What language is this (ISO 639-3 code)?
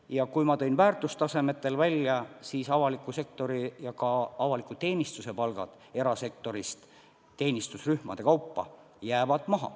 est